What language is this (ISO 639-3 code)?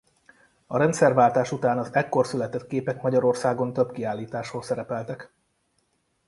hun